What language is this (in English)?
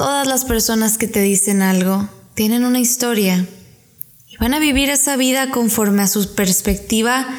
Spanish